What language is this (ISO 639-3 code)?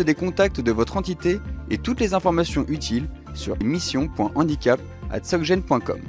fra